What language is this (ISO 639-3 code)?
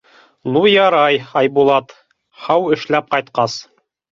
bak